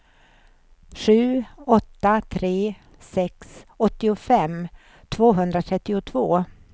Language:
Swedish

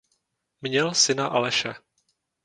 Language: Czech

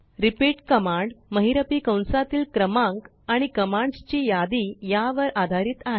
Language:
Marathi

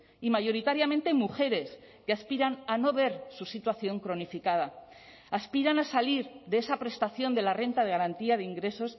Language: Spanish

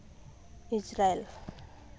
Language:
Santali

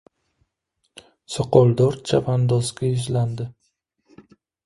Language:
Uzbek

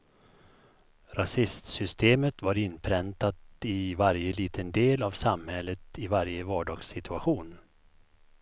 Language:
Swedish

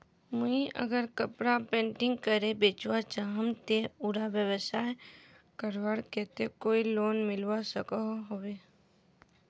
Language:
Magahi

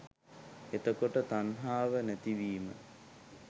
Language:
Sinhala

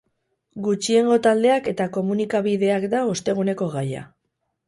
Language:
Basque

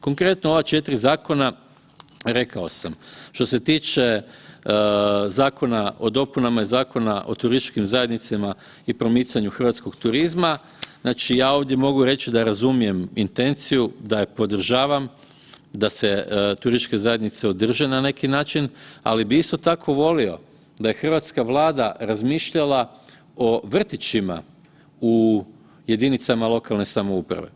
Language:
Croatian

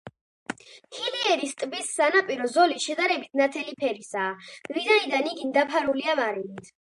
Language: Georgian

